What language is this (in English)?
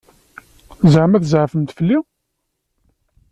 Kabyle